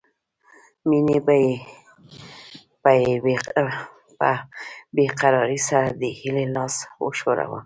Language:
Pashto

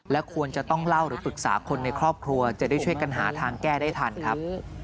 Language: Thai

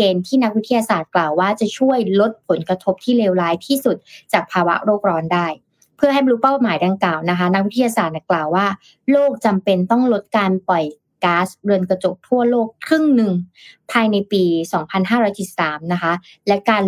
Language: Thai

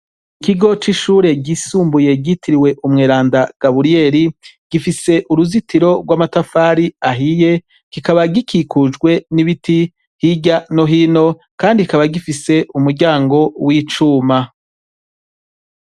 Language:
Rundi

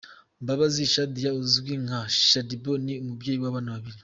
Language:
Kinyarwanda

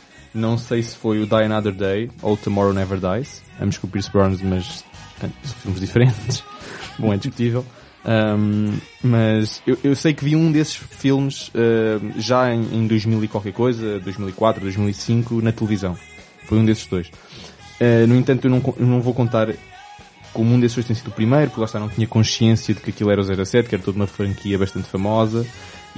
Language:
Portuguese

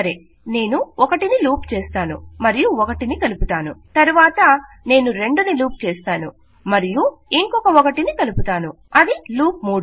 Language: Telugu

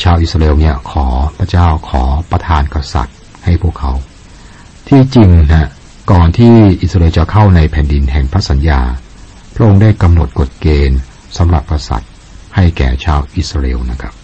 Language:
Thai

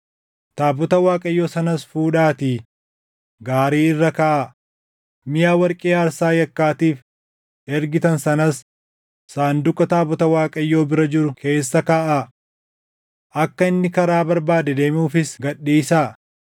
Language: Oromo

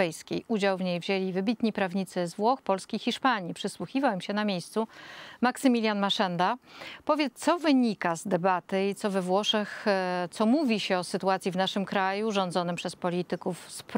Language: Polish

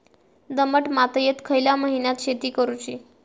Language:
Marathi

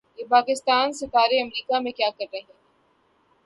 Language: Urdu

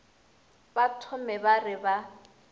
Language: Northern Sotho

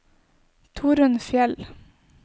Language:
Norwegian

